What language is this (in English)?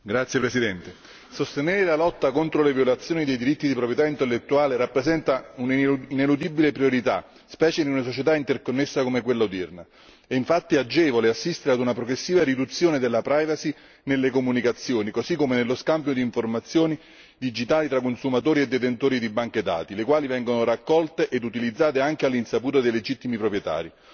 Italian